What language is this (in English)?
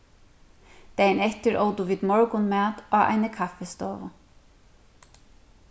Faroese